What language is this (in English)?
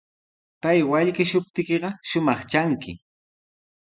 Sihuas Ancash Quechua